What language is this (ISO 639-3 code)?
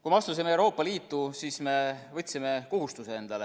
est